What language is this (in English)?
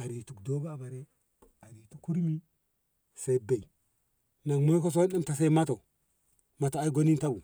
Ngamo